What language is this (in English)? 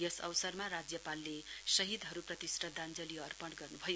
Nepali